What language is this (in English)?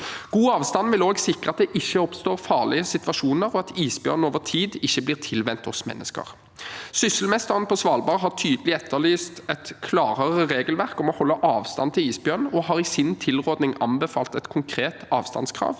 Norwegian